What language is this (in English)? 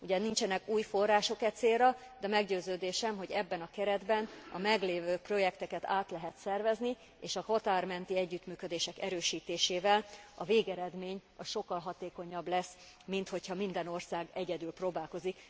Hungarian